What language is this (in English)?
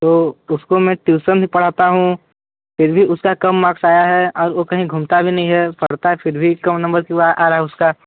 Hindi